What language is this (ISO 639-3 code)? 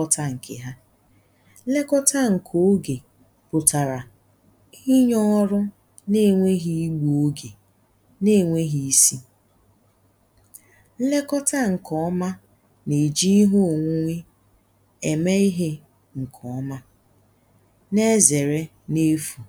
ibo